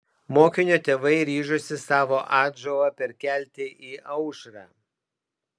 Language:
Lithuanian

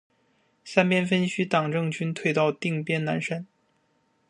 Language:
Chinese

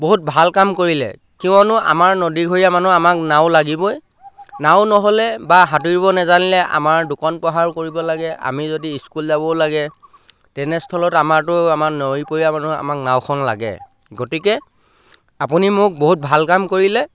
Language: Assamese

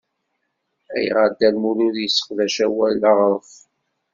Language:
Kabyle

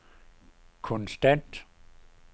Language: Danish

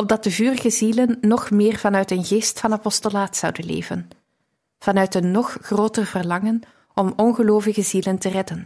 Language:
Dutch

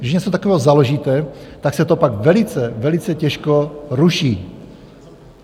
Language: Czech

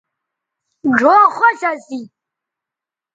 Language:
Bateri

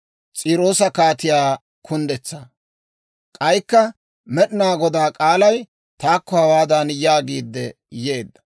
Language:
Dawro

